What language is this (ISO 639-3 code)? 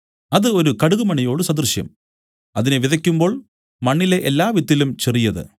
mal